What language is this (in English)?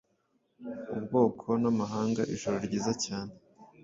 Kinyarwanda